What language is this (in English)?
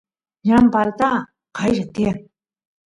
Santiago del Estero Quichua